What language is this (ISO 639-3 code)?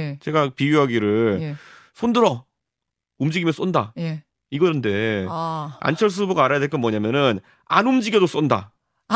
kor